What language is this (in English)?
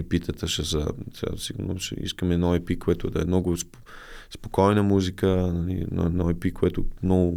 Bulgarian